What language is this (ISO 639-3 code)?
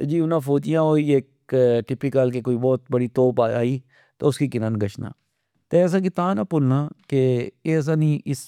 phr